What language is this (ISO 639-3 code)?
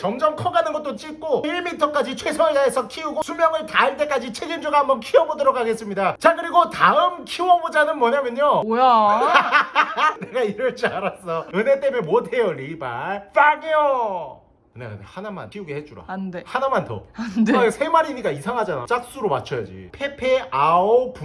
kor